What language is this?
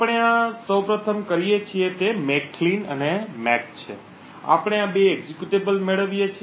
Gujarati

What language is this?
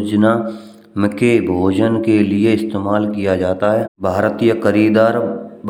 Braj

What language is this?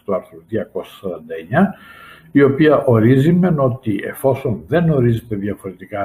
Greek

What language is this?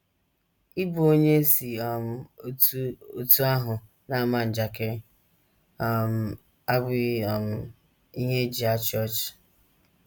Igbo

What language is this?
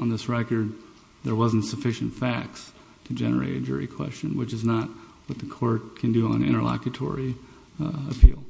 English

